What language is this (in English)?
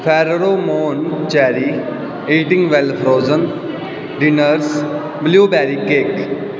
Punjabi